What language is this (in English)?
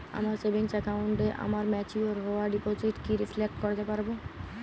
Bangla